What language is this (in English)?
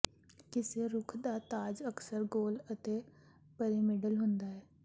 Punjabi